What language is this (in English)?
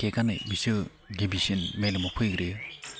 Bodo